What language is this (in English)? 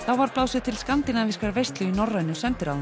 Icelandic